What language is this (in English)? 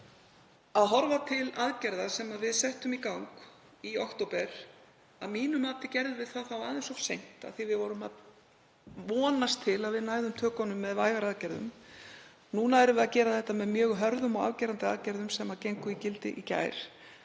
Icelandic